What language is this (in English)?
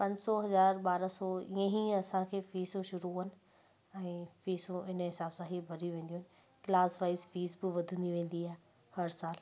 Sindhi